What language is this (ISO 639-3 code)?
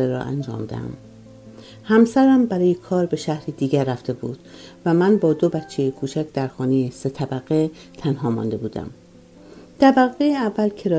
fas